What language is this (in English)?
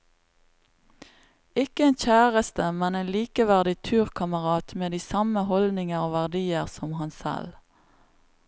Norwegian